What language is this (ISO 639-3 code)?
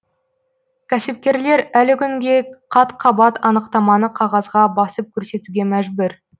kaz